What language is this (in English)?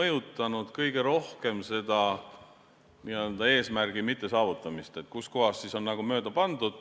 Estonian